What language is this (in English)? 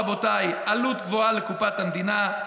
Hebrew